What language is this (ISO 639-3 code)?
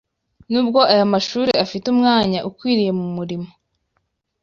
kin